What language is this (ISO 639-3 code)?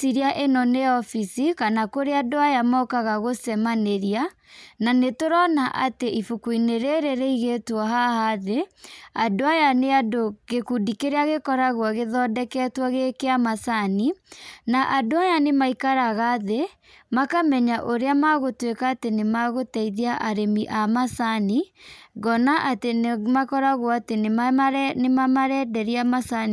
kik